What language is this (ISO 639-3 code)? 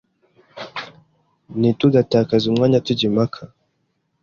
kin